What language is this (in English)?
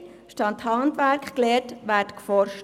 Swiss German